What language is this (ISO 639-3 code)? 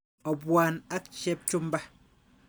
kln